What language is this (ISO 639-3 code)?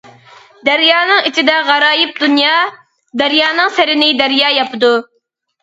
uig